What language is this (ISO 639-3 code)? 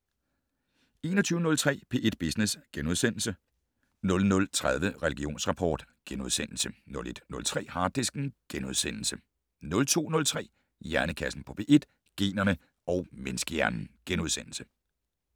dan